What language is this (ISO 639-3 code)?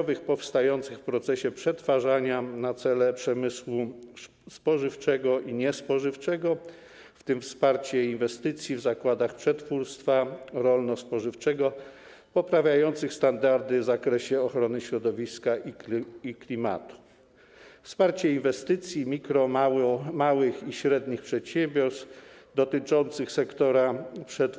pol